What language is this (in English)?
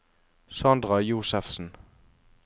Norwegian